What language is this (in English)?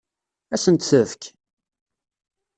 Kabyle